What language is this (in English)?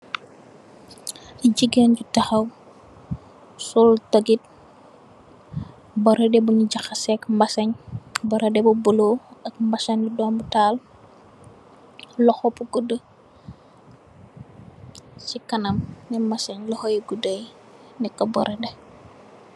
Wolof